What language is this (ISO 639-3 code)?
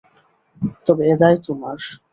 ben